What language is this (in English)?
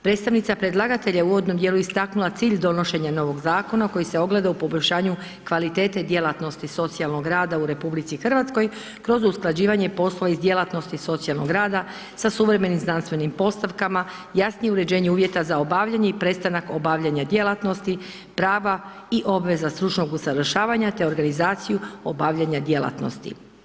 Croatian